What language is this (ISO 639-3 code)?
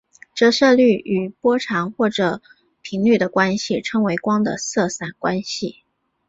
zho